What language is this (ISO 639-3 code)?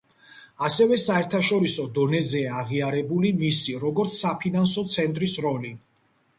kat